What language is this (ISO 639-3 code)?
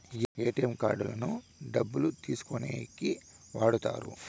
tel